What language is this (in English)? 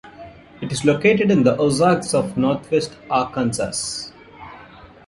English